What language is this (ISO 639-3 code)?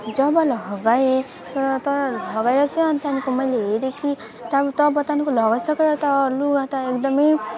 nep